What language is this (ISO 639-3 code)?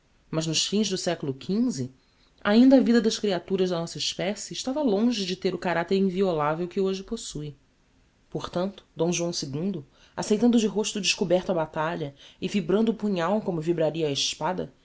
por